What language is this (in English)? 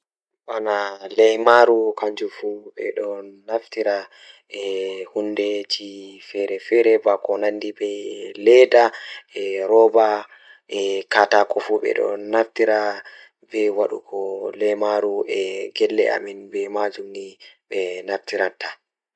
Fula